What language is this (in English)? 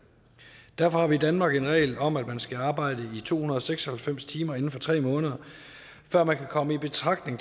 Danish